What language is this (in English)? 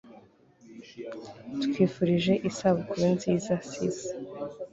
Kinyarwanda